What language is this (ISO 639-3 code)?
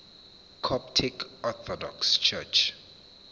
zul